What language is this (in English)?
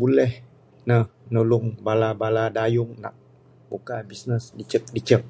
Bukar-Sadung Bidayuh